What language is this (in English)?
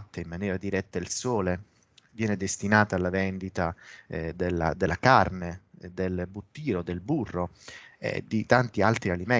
Italian